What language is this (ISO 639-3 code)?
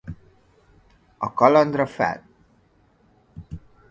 hun